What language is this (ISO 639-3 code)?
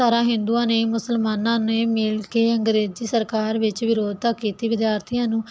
pan